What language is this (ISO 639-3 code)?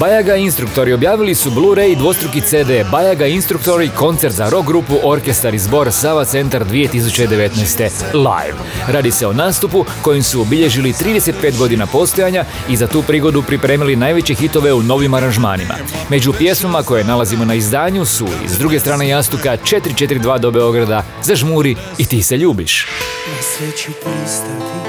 hrv